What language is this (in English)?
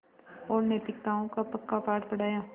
Hindi